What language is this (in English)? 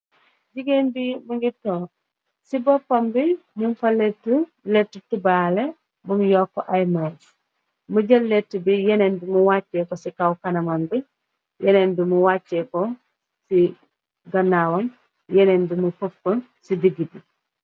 Wolof